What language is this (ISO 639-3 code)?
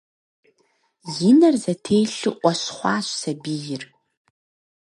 kbd